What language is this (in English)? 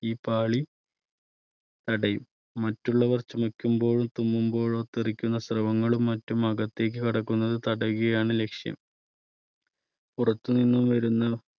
Malayalam